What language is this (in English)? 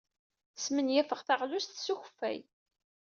Kabyle